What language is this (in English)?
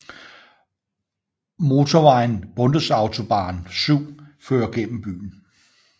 Danish